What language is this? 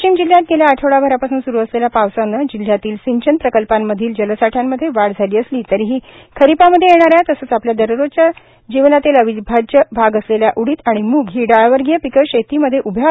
Marathi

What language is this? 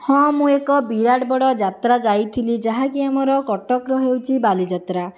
Odia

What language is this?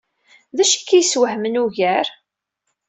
Kabyle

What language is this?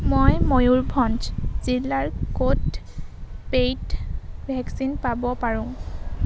Assamese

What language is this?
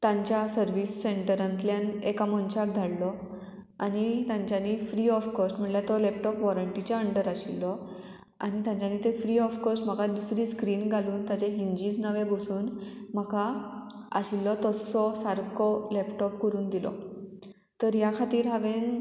Konkani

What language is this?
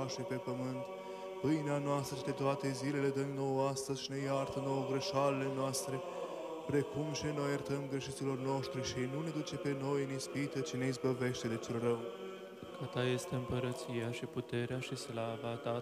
Romanian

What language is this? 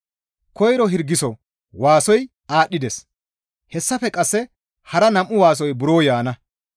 Gamo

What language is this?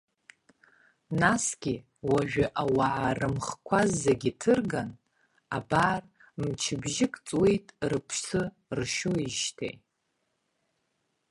Abkhazian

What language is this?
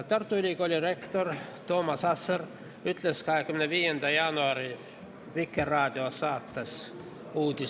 Estonian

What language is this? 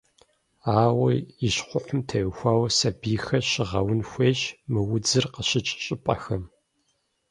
Kabardian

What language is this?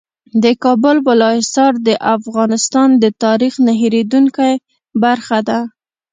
Pashto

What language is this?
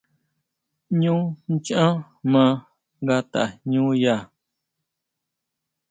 Huautla Mazatec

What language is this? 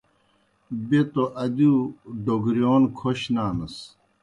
Kohistani Shina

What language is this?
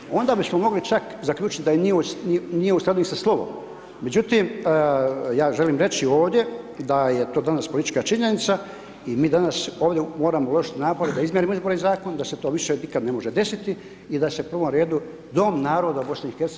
Croatian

